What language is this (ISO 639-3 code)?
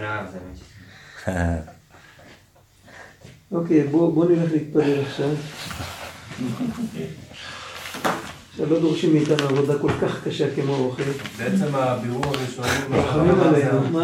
heb